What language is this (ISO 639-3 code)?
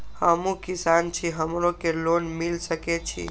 mai